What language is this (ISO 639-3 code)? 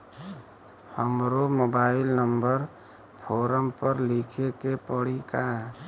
bho